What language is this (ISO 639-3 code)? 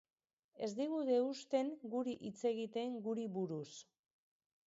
eus